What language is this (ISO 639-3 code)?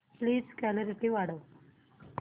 mar